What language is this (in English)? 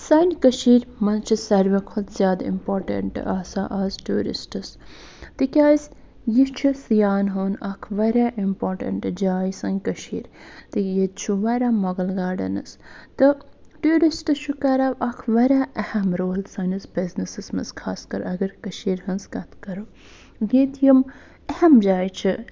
Kashmiri